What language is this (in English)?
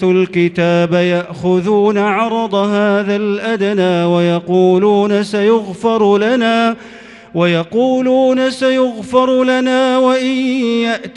Arabic